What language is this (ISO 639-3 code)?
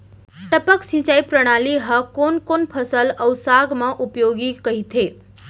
hne